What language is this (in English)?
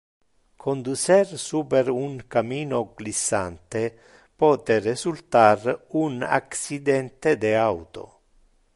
Interlingua